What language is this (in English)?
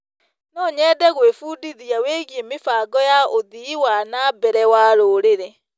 Kikuyu